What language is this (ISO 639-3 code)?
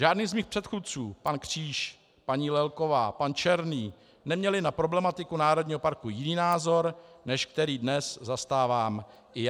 ces